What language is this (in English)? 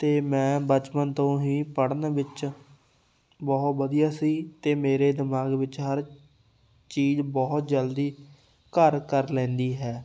Punjabi